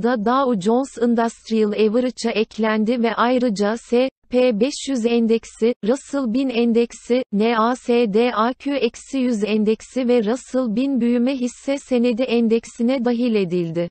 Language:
Turkish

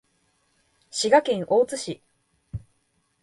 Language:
Japanese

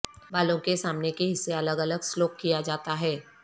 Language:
Urdu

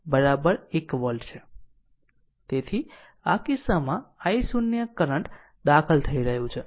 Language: Gujarati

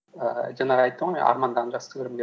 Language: Kazakh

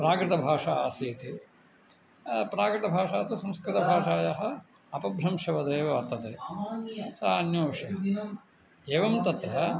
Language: Sanskrit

